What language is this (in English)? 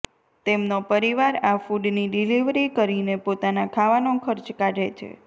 Gujarati